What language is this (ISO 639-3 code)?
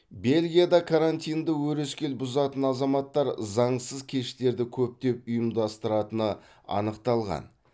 kaz